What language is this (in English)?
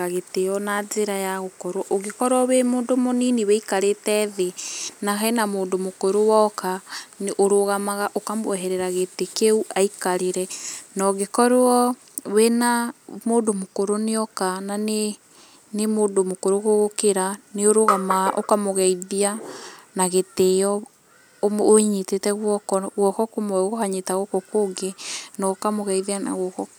Kikuyu